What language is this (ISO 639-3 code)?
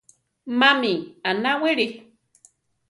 tar